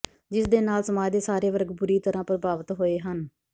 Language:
Punjabi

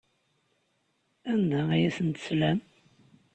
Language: Kabyle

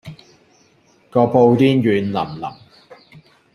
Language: Cantonese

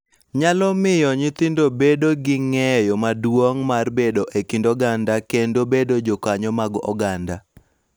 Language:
Luo (Kenya and Tanzania)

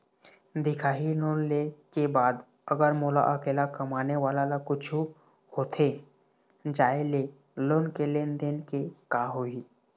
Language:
Chhattisgarhi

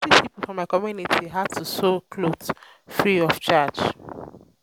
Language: Nigerian Pidgin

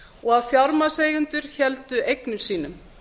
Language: Icelandic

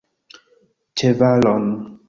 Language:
Esperanto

